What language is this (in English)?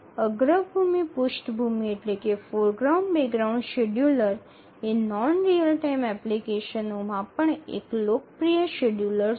Gujarati